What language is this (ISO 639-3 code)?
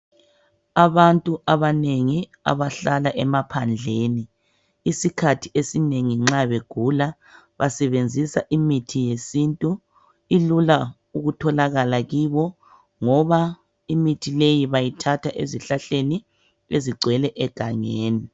nde